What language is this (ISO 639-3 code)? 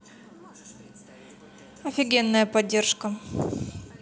rus